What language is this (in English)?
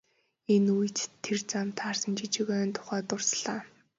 Mongolian